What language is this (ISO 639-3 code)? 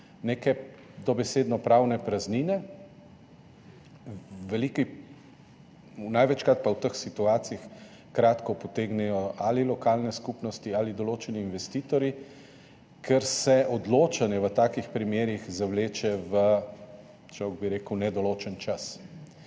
slv